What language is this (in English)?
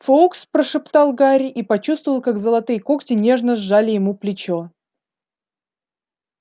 Russian